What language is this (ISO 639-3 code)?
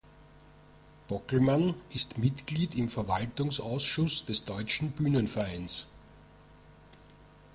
deu